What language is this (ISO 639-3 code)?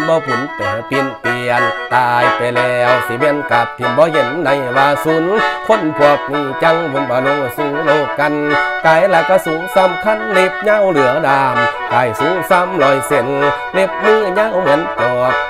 tha